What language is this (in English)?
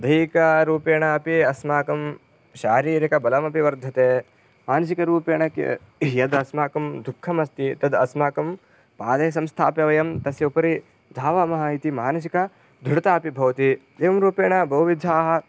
Sanskrit